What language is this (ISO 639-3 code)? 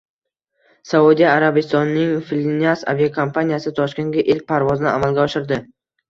uzb